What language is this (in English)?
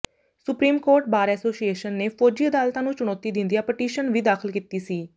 Punjabi